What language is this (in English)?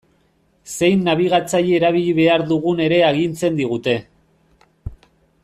Basque